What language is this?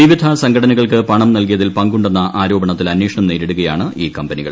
Malayalam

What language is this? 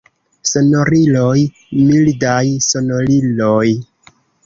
Esperanto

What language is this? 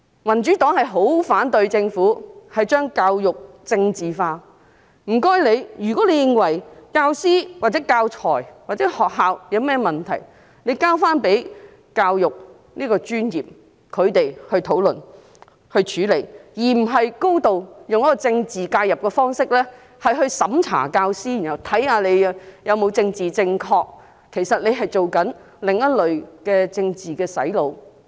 Cantonese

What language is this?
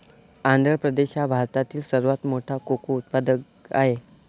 Marathi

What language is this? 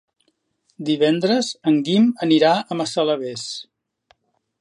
Catalan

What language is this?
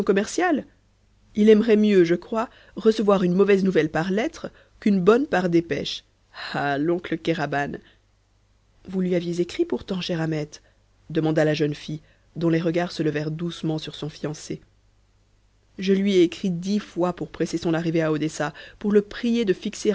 French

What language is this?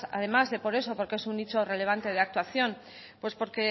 Spanish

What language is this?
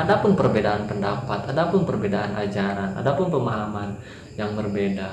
Indonesian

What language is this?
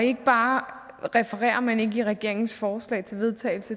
Danish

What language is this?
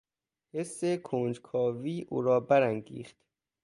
Persian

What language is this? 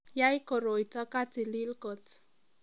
Kalenjin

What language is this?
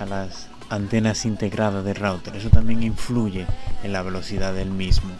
Spanish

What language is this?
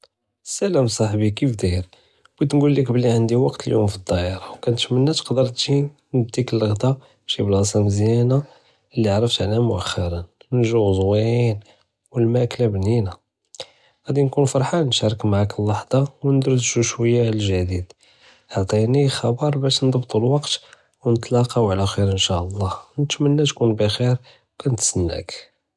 Judeo-Arabic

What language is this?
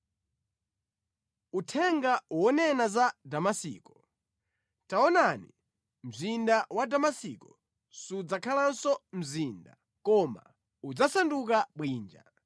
Nyanja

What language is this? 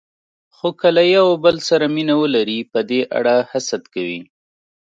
Pashto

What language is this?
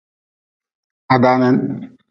Nawdm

